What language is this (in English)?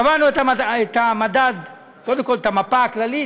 Hebrew